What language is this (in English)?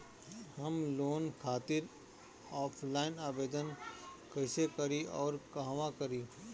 Bhojpuri